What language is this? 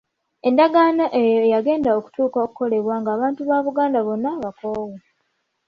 Ganda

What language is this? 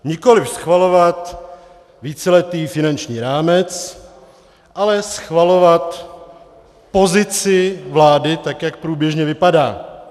Czech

